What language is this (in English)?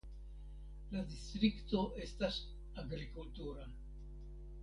Esperanto